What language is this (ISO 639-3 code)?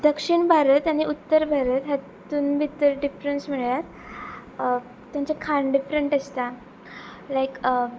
kok